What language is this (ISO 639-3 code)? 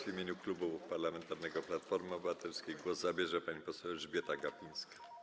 pol